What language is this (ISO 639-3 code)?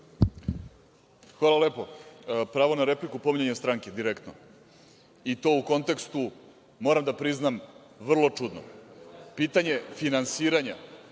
srp